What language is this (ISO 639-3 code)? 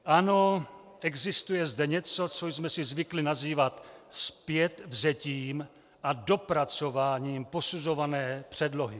ces